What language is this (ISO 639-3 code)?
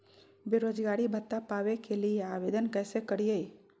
mag